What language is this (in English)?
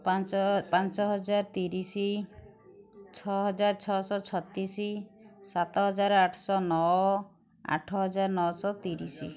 Odia